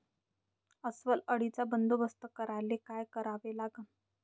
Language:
Marathi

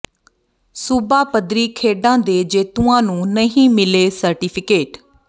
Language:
Punjabi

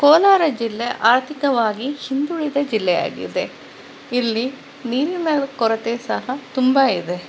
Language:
Kannada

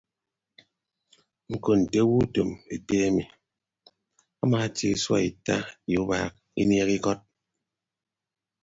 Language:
Ibibio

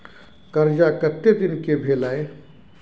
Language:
Maithili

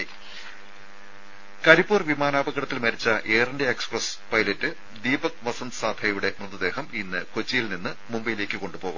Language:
Malayalam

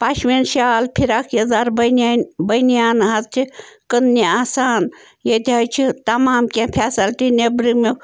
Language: Kashmiri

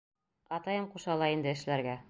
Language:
Bashkir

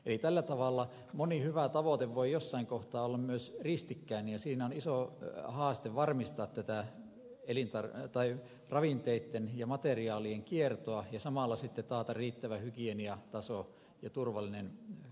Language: Finnish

